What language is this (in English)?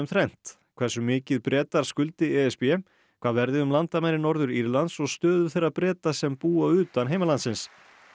Icelandic